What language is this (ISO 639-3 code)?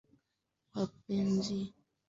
swa